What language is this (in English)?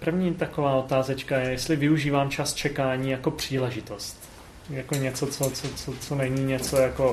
Czech